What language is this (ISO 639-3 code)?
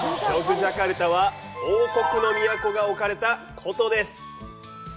jpn